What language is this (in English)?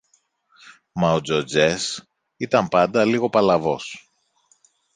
Greek